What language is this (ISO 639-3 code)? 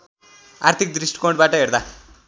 nep